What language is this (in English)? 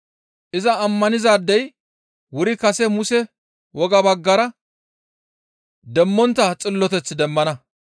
Gamo